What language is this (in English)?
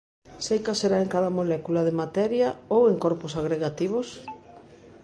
Galician